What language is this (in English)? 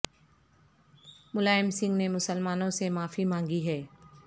Urdu